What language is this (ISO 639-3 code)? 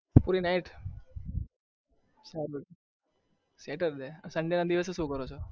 guj